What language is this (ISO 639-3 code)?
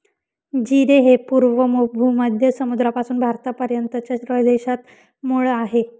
mar